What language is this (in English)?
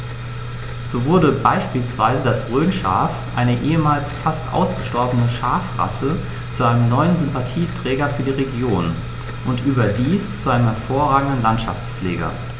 German